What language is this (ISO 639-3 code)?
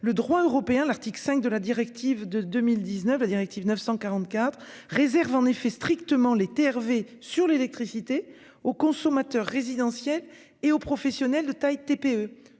fra